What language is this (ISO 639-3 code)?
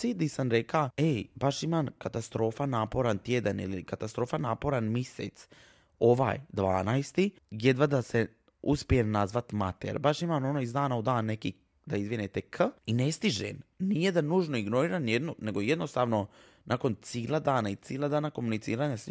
hrv